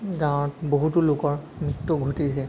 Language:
Assamese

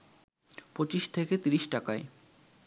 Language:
Bangla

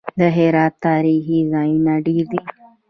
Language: Pashto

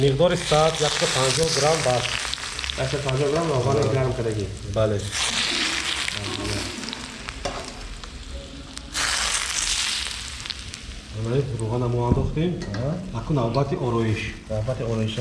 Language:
Turkish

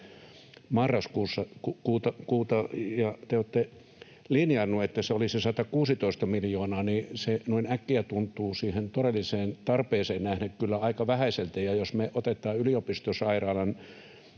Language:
Finnish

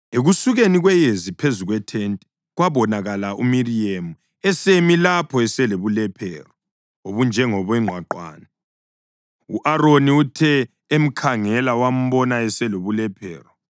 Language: North Ndebele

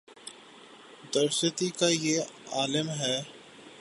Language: Urdu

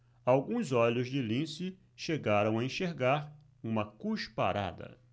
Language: Portuguese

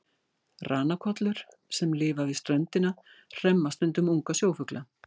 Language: Icelandic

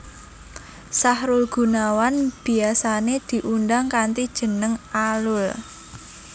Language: Javanese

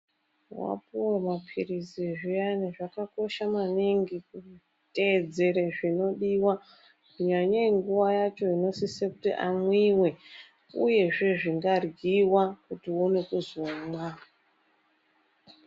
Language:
Ndau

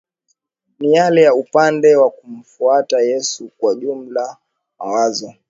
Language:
Swahili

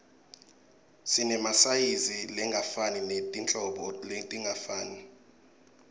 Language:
Swati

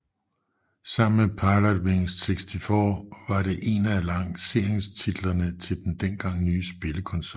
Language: Danish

